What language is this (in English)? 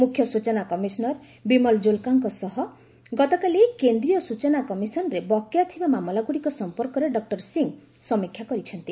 Odia